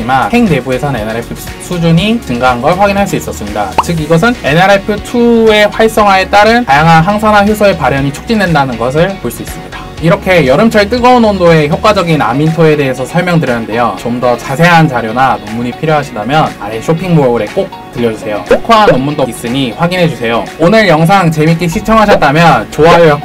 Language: Korean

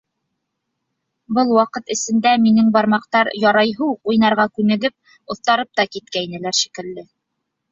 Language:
Bashkir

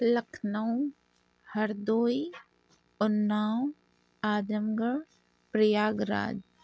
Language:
Urdu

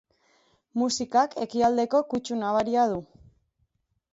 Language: Basque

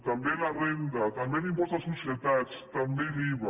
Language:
Catalan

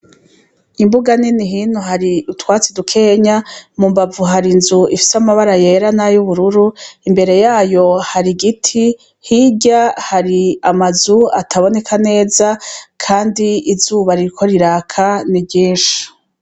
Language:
Rundi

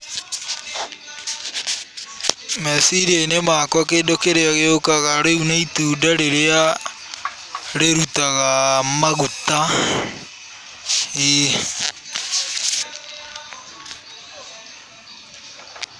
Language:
Kikuyu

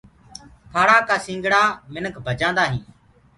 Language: Gurgula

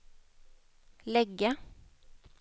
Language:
Swedish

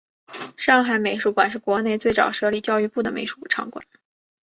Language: Chinese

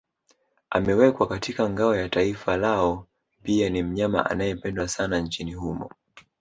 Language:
Swahili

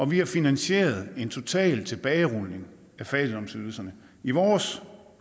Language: Danish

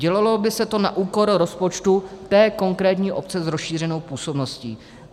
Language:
Czech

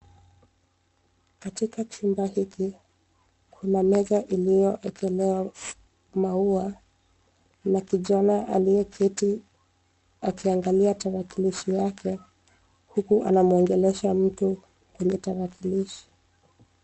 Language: Swahili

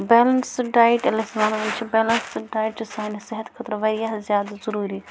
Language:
Kashmiri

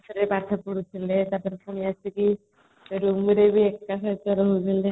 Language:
Odia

